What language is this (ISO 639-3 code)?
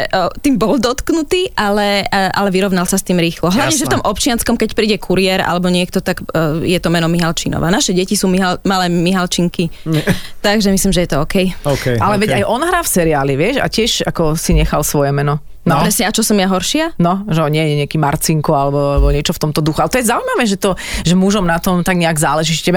slk